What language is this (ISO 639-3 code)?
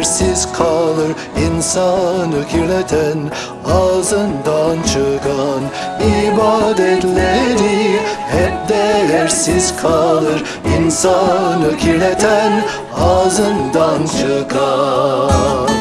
tur